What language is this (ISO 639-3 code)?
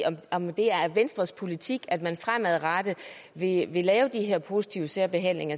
dan